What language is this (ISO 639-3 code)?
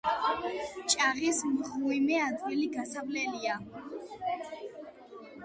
kat